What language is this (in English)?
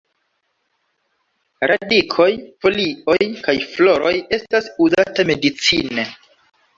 Esperanto